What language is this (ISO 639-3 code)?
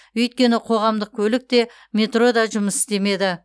kaz